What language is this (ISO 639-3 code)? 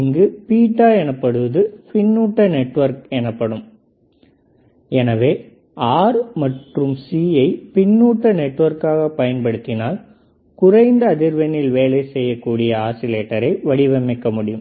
tam